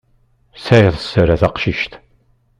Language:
Kabyle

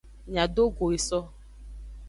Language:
Aja (Benin)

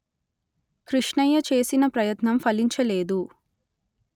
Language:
Telugu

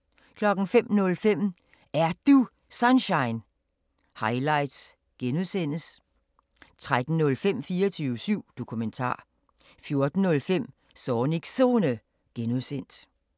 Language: Danish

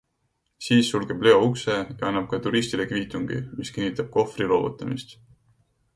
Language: Estonian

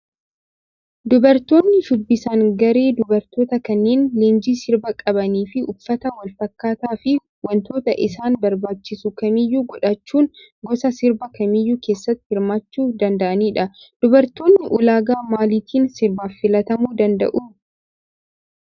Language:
Oromo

